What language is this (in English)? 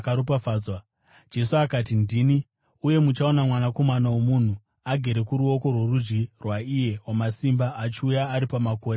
Shona